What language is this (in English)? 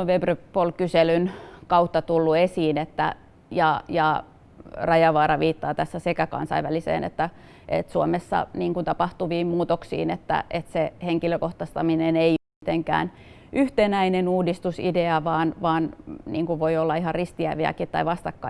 Finnish